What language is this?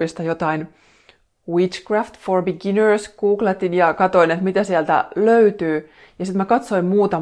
Finnish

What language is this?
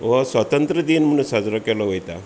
Konkani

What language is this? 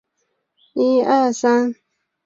Chinese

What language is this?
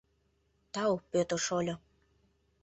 Mari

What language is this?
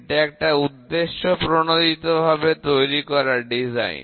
Bangla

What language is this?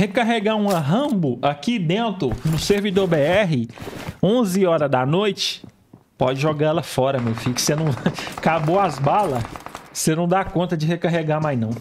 Portuguese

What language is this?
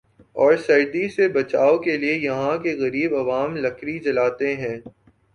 Urdu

